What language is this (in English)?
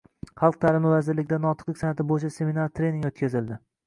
Uzbek